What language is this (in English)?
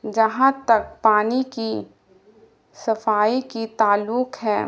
Urdu